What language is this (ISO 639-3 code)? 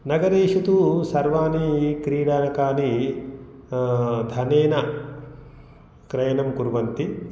san